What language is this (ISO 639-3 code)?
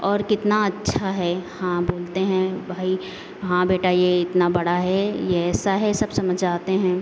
hin